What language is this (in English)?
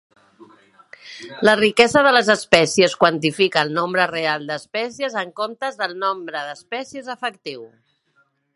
Catalan